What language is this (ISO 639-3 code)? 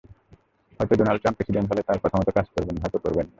ben